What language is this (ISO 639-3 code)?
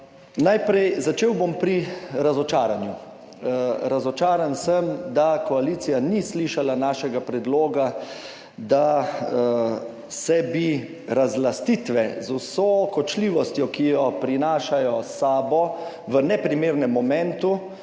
slv